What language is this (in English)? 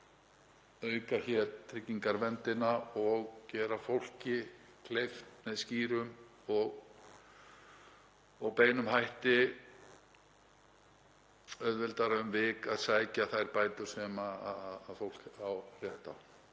Icelandic